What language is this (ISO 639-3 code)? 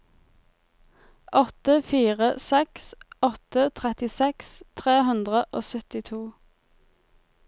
nor